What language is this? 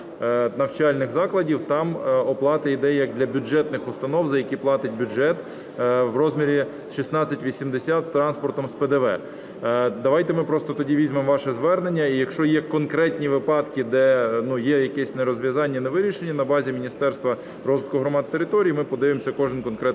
Ukrainian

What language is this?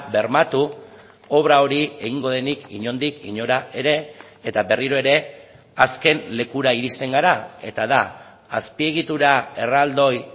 Basque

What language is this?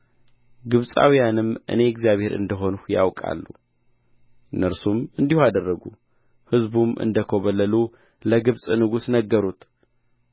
Amharic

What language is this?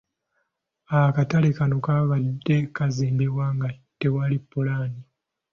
Ganda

